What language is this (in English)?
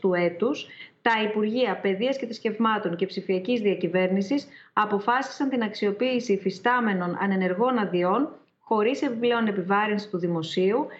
Greek